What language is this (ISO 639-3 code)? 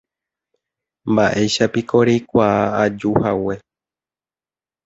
grn